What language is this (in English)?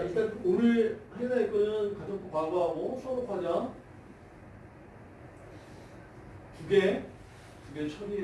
Korean